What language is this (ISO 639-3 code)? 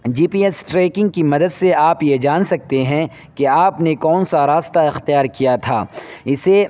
urd